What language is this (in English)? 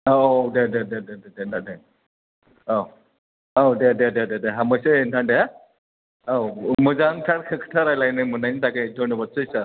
Bodo